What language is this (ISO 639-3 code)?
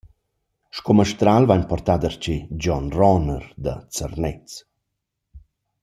roh